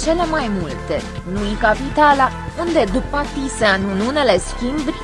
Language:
Romanian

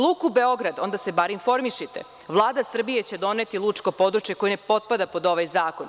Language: Serbian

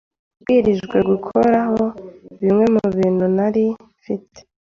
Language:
Kinyarwanda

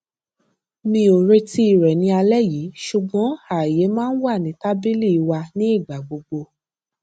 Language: Yoruba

